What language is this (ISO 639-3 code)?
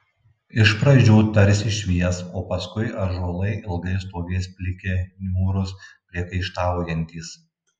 lit